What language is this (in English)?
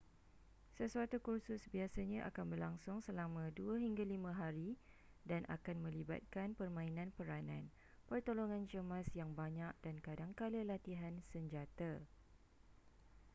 Malay